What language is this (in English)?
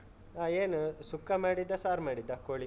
Kannada